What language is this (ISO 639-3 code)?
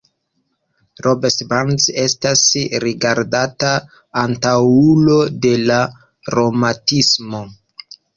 epo